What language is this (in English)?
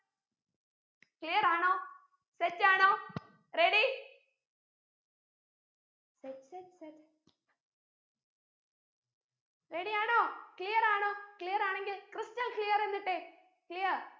Malayalam